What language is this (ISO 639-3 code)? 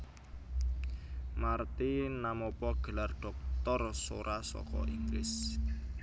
jav